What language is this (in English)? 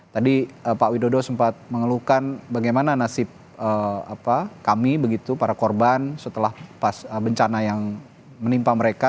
Indonesian